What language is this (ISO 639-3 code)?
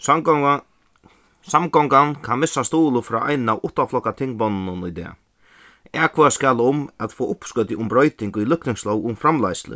fao